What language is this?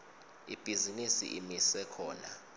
Swati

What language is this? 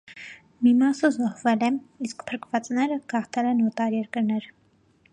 Armenian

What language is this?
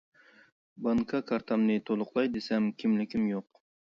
Uyghur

